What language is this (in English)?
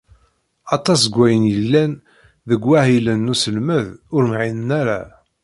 Kabyle